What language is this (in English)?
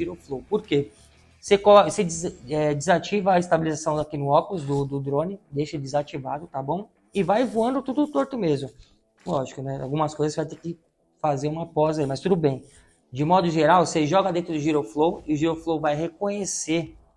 Portuguese